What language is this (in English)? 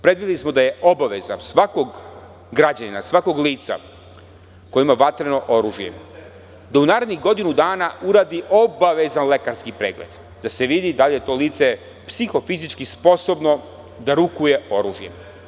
Serbian